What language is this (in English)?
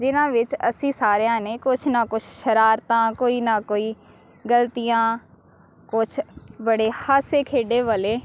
Punjabi